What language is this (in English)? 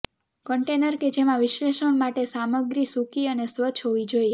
Gujarati